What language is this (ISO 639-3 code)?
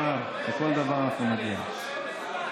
heb